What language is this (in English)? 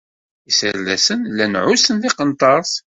Kabyle